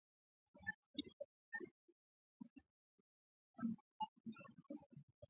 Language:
Swahili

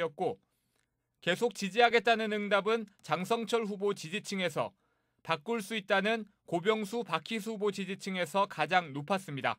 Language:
Korean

